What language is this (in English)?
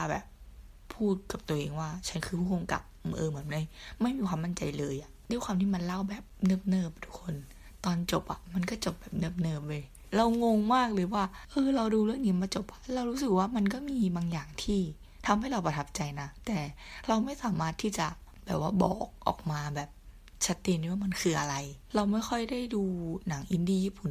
Thai